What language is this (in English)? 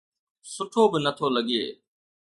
Sindhi